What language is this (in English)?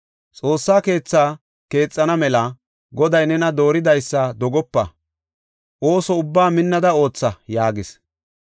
Gofa